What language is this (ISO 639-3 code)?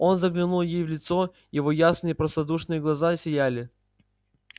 rus